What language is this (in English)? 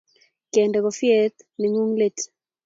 Kalenjin